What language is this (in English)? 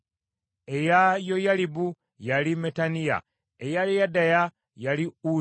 Ganda